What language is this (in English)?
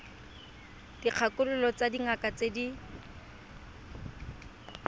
Tswana